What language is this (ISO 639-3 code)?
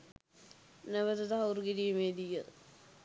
sin